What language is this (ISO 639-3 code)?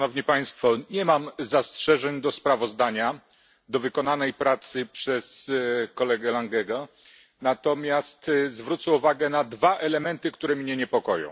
pol